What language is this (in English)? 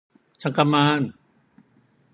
Korean